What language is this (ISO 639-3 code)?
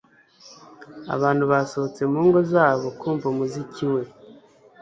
kin